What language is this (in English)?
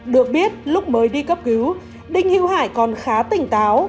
Vietnamese